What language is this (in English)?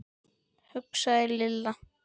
Icelandic